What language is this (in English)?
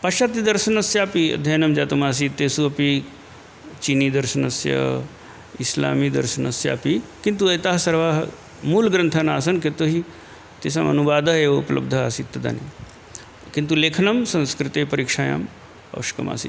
Sanskrit